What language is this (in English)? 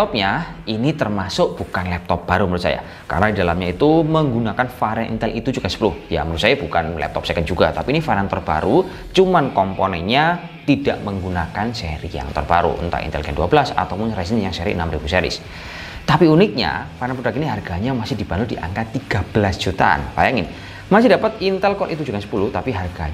Indonesian